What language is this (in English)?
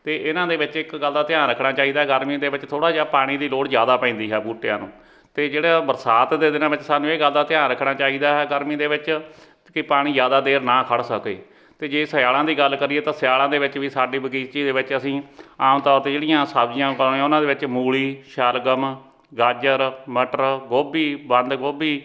Punjabi